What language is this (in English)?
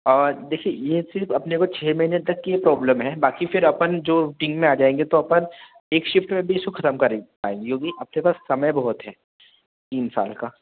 Hindi